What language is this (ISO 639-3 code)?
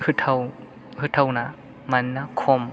brx